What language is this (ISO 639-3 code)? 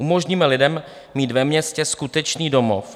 ces